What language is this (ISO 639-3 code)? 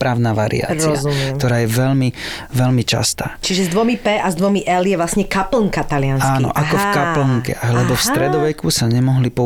slk